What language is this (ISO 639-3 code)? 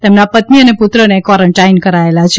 guj